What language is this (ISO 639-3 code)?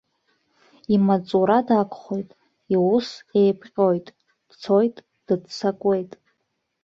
abk